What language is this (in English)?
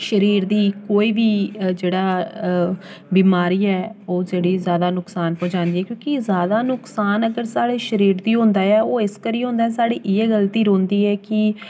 Dogri